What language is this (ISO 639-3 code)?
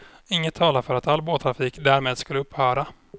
swe